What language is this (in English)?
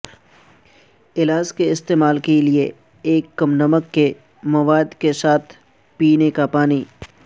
Urdu